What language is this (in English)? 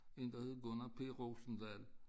Danish